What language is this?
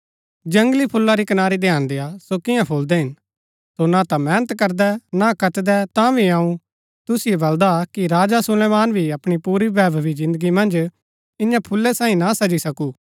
Gaddi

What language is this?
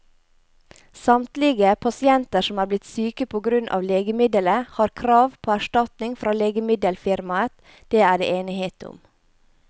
Norwegian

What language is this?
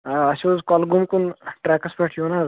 Kashmiri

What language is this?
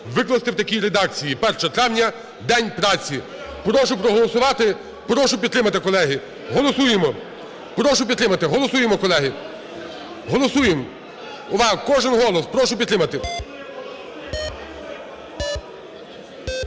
Ukrainian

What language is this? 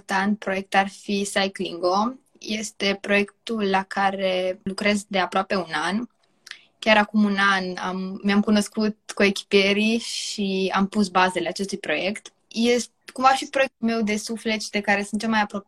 Romanian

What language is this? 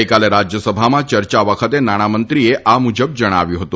Gujarati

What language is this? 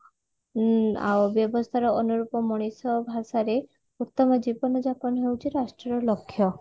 Odia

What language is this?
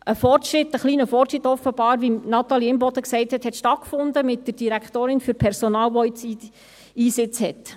Swiss German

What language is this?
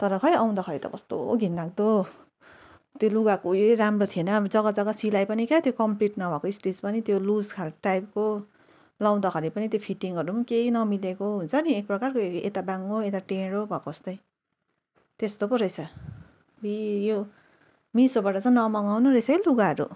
Nepali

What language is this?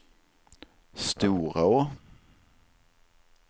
Swedish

